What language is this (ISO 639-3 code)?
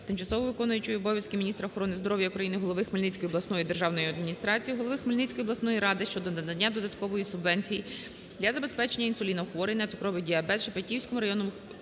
ukr